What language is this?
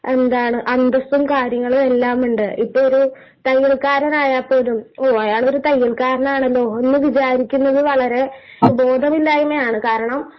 Malayalam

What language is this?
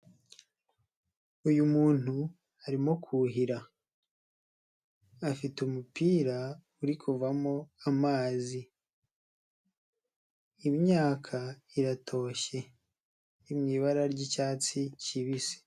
Kinyarwanda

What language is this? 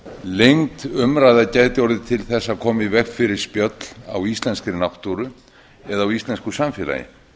Icelandic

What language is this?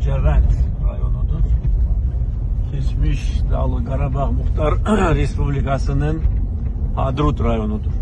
Turkish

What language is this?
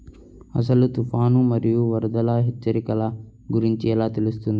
Telugu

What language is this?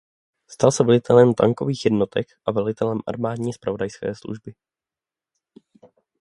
Czech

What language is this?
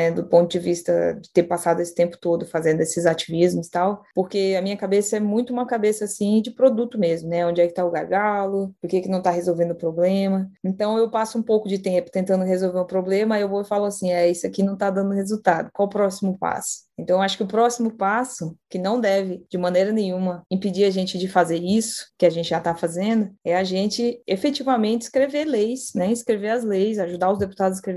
Portuguese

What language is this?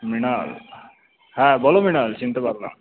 Bangla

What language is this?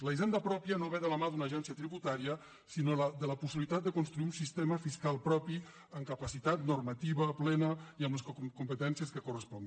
Catalan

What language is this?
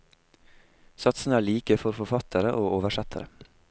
Norwegian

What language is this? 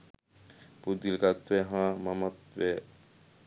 Sinhala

